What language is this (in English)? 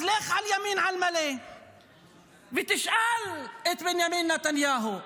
Hebrew